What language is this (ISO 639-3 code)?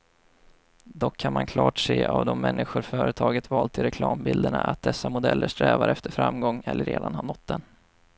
swe